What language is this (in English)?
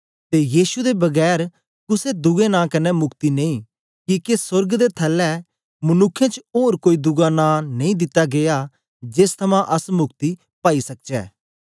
Dogri